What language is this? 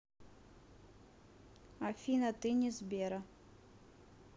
Russian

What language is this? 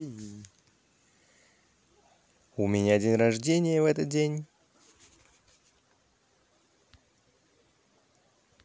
Russian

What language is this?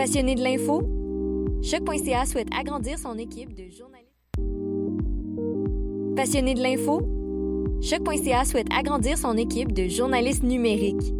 French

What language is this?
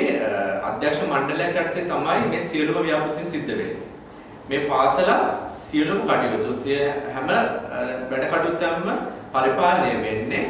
Hindi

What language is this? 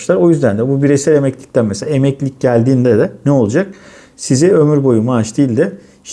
Turkish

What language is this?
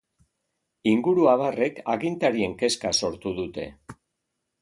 Basque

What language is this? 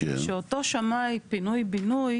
Hebrew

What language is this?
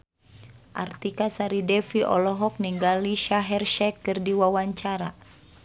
Sundanese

